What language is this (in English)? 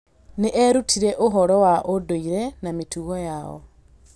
Kikuyu